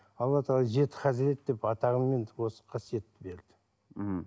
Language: Kazakh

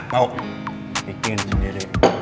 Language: Indonesian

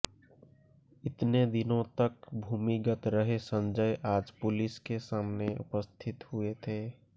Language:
Hindi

